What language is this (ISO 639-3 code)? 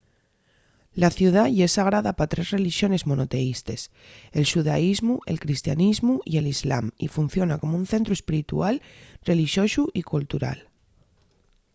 ast